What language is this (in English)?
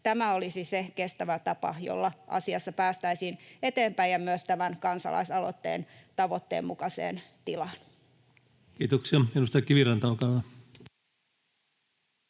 Finnish